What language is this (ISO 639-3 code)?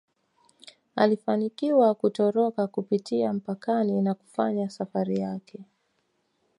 swa